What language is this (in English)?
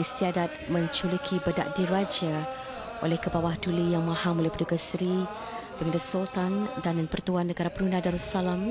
Malay